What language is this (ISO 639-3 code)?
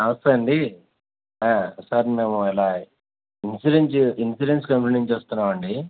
tel